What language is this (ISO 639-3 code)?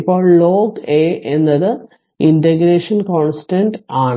mal